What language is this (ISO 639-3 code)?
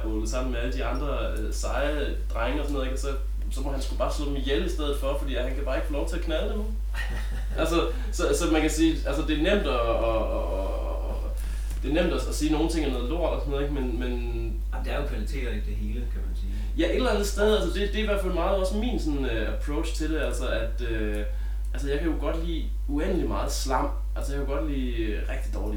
dan